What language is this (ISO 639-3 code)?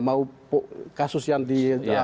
ind